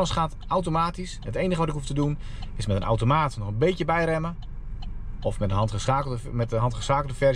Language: Dutch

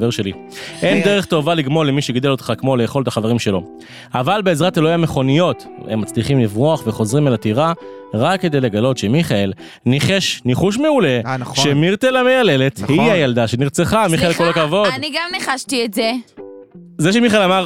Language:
Hebrew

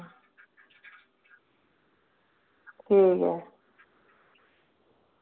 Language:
Dogri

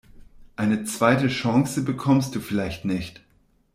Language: German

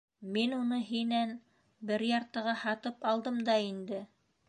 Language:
Bashkir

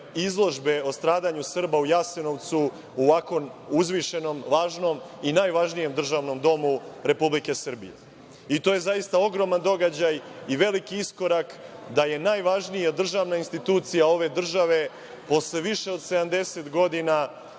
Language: Serbian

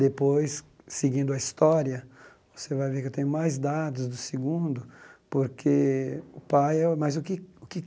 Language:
Portuguese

